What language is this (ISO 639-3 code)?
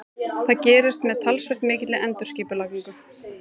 isl